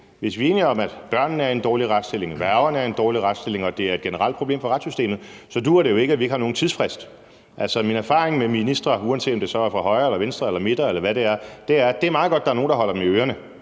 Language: Danish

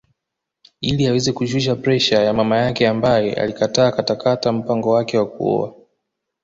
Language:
Swahili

